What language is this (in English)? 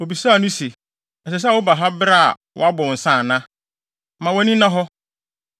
Akan